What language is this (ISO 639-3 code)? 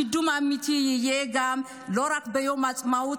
heb